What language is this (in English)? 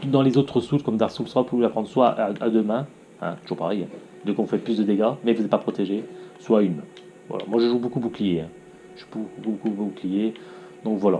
French